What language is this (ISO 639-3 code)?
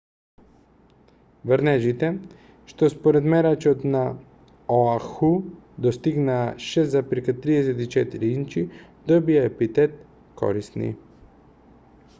mkd